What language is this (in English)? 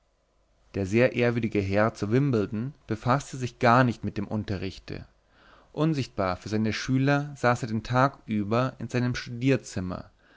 German